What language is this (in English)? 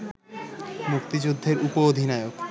Bangla